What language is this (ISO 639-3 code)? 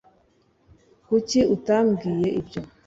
kin